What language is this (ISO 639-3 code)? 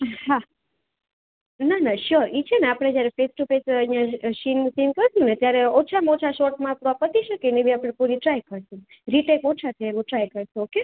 guj